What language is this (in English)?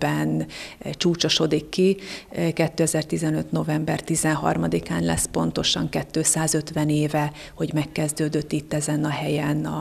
Hungarian